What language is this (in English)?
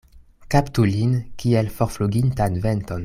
Esperanto